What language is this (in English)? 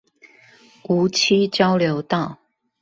Chinese